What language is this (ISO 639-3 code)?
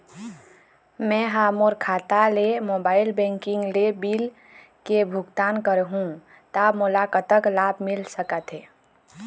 hne